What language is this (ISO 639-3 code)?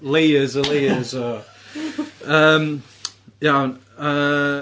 cym